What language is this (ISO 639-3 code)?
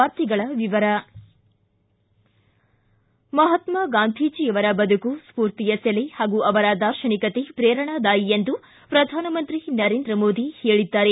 kan